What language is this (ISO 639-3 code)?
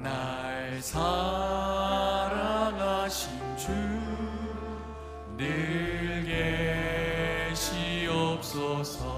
kor